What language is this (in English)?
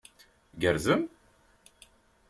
Kabyle